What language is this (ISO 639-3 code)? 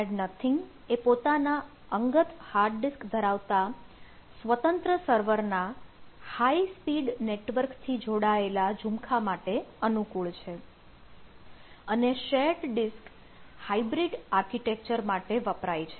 guj